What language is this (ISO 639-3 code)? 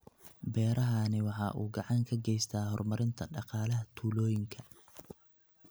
som